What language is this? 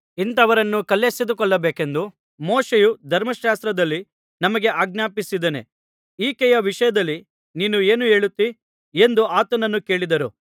Kannada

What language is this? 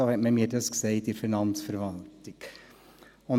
Swiss German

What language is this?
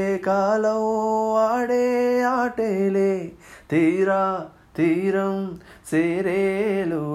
Telugu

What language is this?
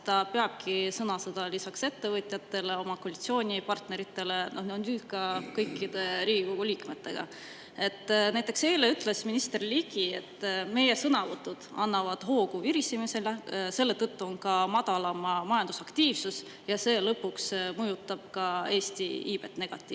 Estonian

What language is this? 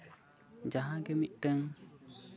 Santali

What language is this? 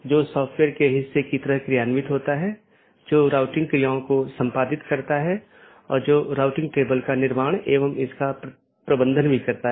Hindi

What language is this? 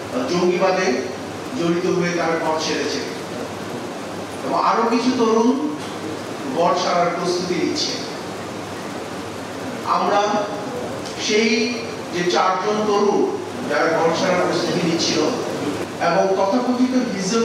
Hindi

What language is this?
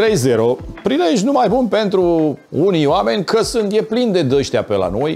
Romanian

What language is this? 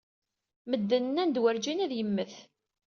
Kabyle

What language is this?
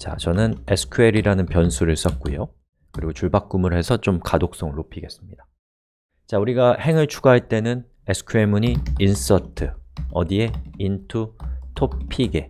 Korean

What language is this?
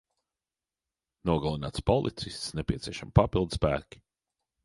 Latvian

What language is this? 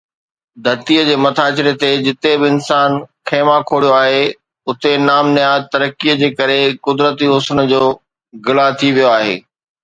Sindhi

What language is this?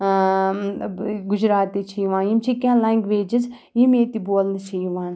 Kashmiri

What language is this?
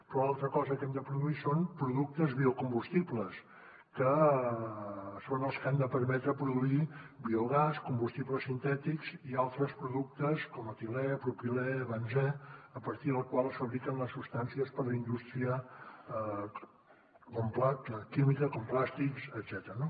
Catalan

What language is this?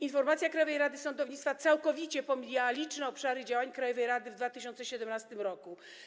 Polish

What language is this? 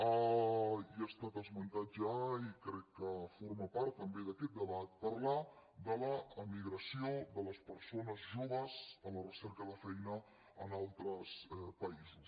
Catalan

